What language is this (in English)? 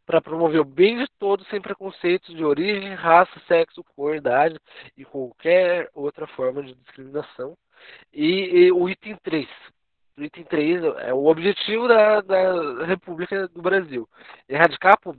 Portuguese